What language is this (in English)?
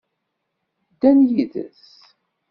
Kabyle